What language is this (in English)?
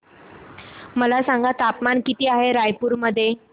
Marathi